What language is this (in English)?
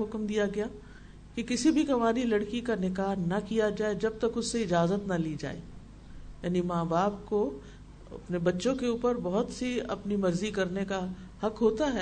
Urdu